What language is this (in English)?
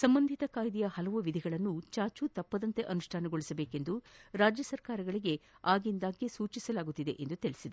Kannada